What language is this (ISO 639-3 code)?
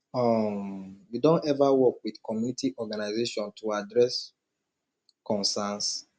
pcm